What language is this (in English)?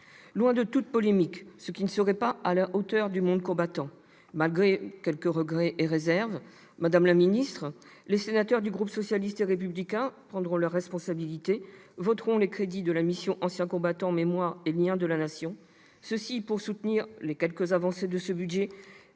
French